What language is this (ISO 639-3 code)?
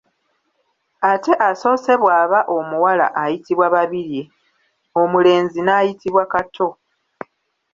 lug